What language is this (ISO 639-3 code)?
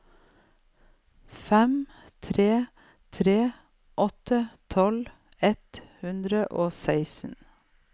nor